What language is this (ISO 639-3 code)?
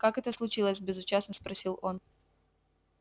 rus